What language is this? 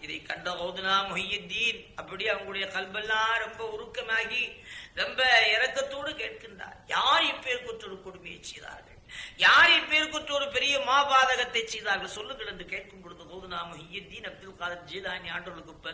Tamil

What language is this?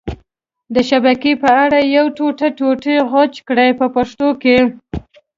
Pashto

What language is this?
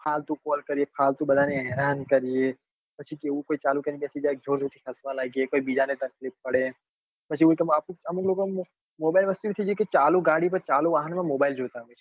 Gujarati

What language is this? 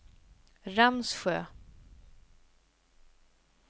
Swedish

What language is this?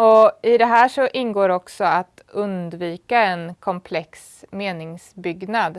Swedish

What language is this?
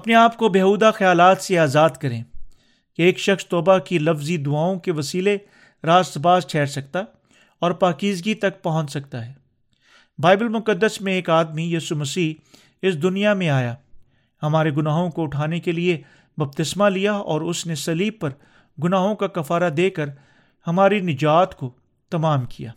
Urdu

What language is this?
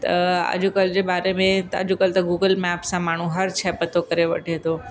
Sindhi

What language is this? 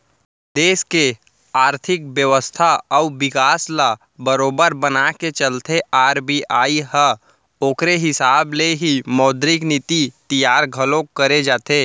Chhattisgarhi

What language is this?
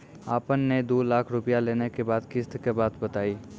Maithili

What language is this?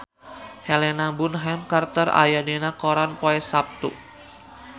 Sundanese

